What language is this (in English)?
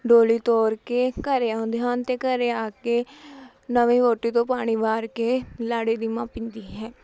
Punjabi